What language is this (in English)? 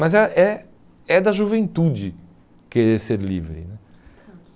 Portuguese